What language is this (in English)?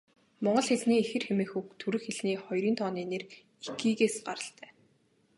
Mongolian